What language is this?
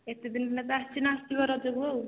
Odia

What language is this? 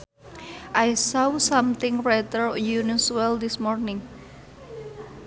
Sundanese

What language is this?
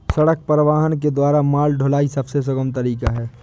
Hindi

